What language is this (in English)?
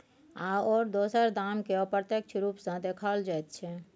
Maithili